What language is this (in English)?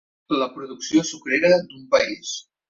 Catalan